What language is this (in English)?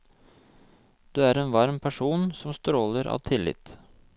Norwegian